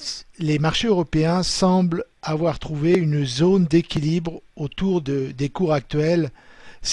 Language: French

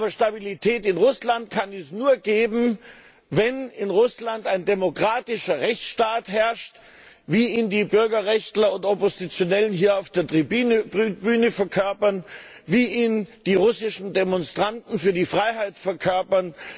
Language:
German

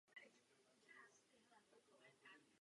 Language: Czech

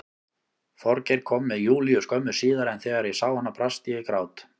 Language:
Icelandic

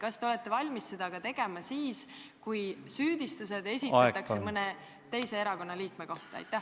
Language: Estonian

